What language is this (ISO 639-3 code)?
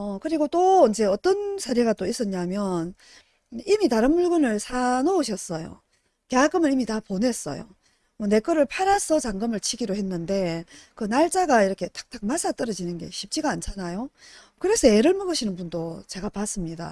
kor